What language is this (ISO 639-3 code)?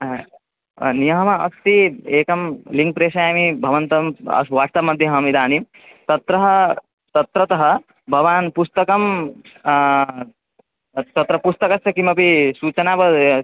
san